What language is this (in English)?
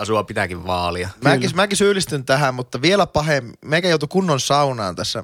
Finnish